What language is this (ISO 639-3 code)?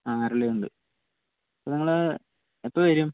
mal